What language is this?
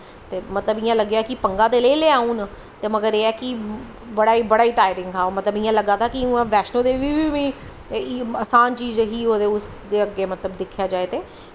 Dogri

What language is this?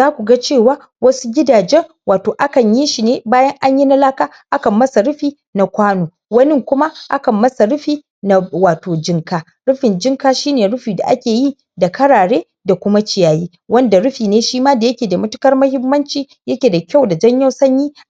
Hausa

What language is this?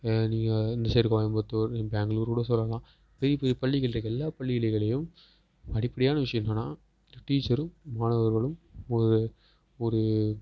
Tamil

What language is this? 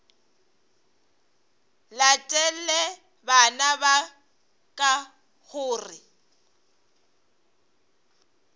Northern Sotho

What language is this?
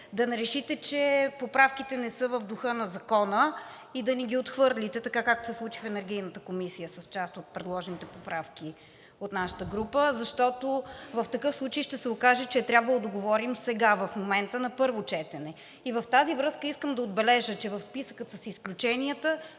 Bulgarian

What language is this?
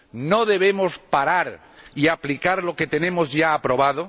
Spanish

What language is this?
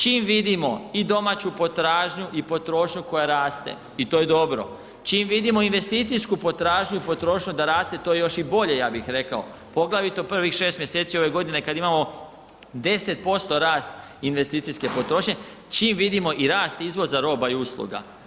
Croatian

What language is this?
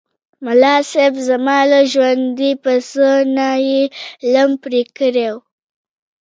Pashto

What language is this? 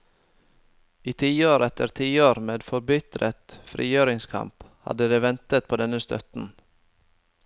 Norwegian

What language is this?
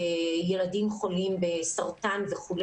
Hebrew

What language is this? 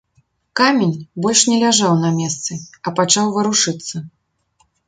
Belarusian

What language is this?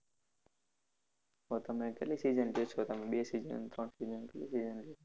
Gujarati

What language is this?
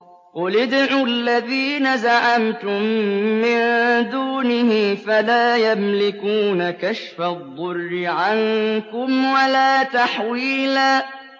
Arabic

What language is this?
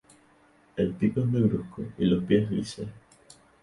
Spanish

